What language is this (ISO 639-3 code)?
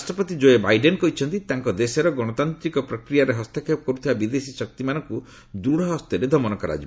ori